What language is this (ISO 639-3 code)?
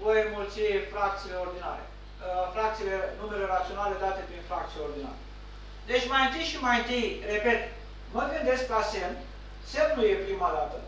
ron